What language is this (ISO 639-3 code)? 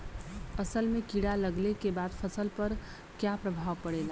bho